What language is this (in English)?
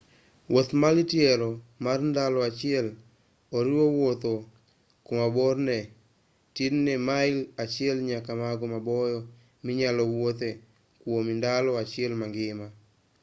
Luo (Kenya and Tanzania)